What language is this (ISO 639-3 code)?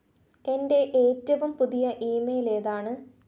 mal